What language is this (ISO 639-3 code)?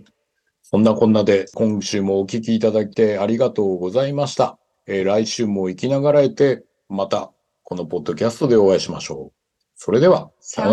jpn